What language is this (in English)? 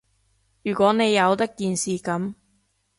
Cantonese